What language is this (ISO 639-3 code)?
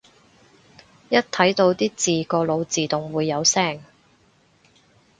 yue